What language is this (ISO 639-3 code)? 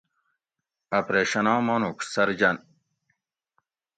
gwc